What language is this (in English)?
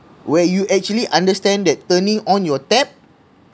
English